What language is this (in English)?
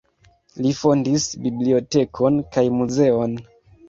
Esperanto